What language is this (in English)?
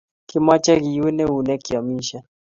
Kalenjin